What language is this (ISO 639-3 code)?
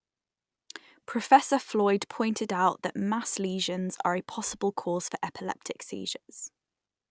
eng